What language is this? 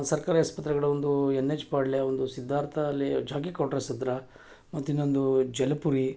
Kannada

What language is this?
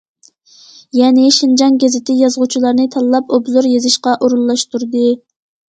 Uyghur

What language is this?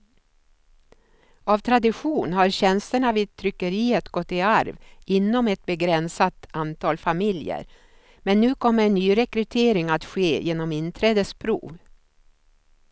Swedish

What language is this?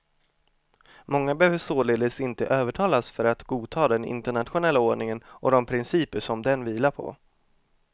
Swedish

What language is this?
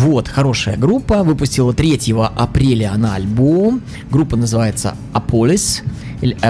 Russian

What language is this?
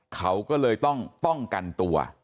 Thai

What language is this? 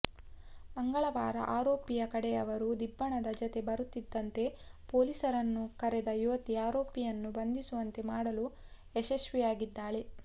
Kannada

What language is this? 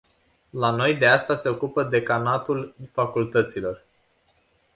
Romanian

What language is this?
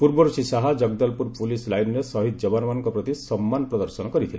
Odia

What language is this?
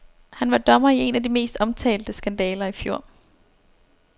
Danish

